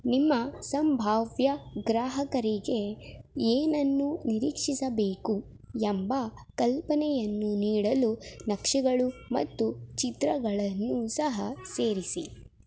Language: Kannada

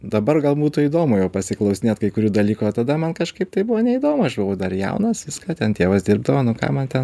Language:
Lithuanian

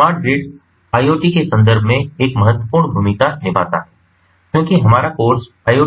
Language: Hindi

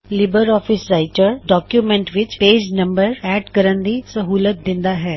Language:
Punjabi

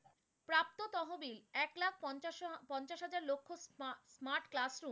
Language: Bangla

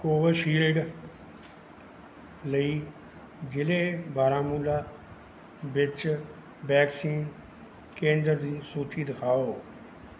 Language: Punjabi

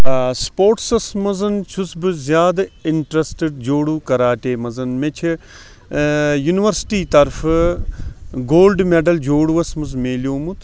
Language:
Kashmiri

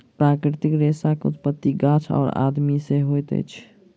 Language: Maithili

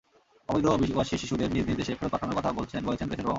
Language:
Bangla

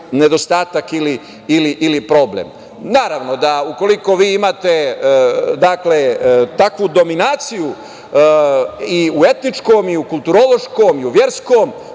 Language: Serbian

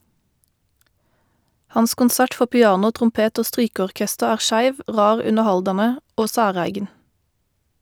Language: Norwegian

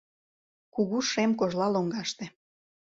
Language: Mari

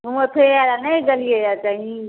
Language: Maithili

